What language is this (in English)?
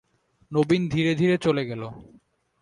Bangla